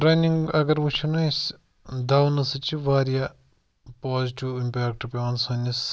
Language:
Kashmiri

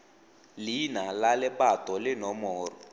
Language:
Tswana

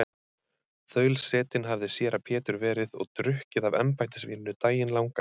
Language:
Icelandic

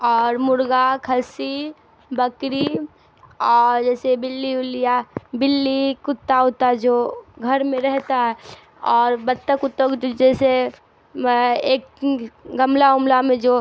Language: Urdu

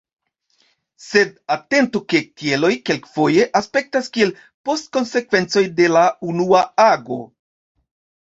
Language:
Esperanto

